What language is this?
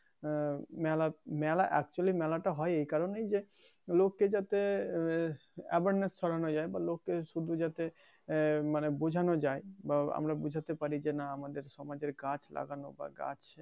Bangla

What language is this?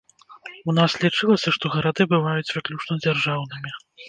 Belarusian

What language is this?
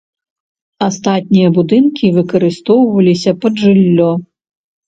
Belarusian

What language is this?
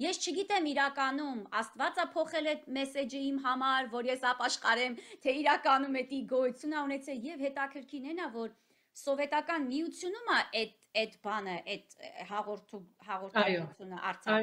Romanian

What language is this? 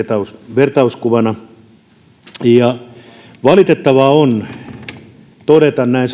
Finnish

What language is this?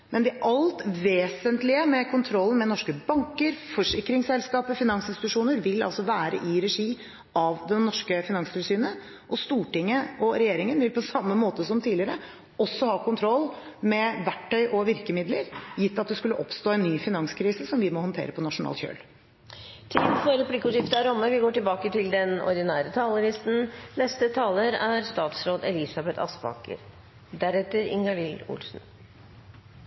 Norwegian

